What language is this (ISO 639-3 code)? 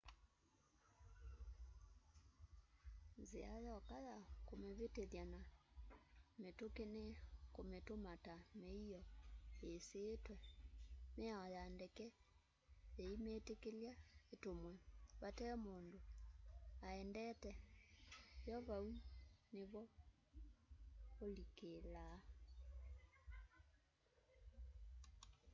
kam